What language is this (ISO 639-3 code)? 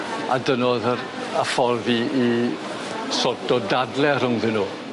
cym